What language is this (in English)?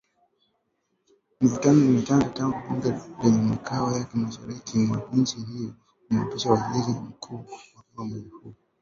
Swahili